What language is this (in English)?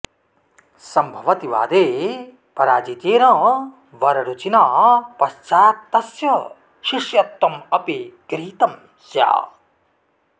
Sanskrit